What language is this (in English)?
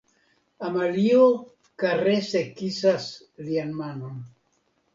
Esperanto